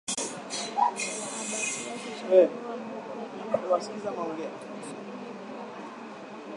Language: Swahili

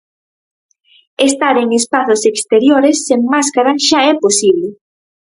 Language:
Galician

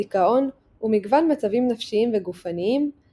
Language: Hebrew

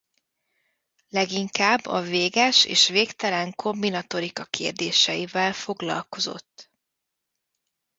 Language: Hungarian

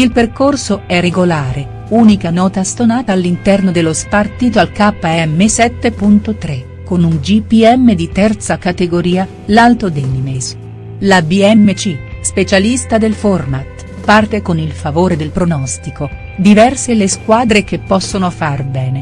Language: Italian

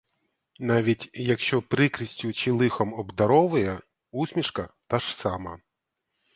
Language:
Ukrainian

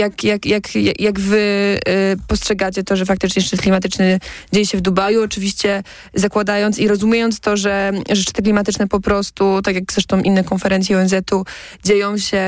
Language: Polish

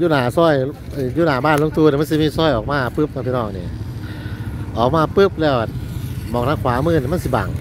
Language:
Thai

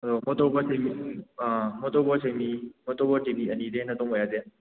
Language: Manipuri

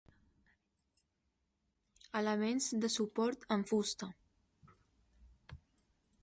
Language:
Catalan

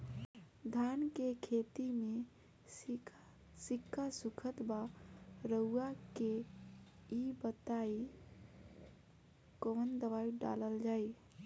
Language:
Bhojpuri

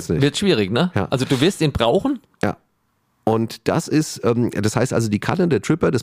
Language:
German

